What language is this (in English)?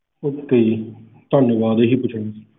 Punjabi